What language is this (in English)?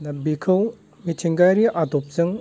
Bodo